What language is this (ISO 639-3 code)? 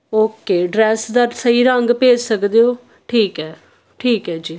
pan